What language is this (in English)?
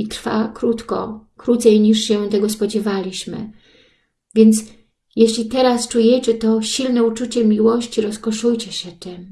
Polish